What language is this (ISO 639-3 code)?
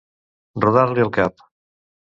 cat